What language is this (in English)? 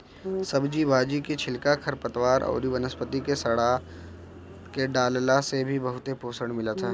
Bhojpuri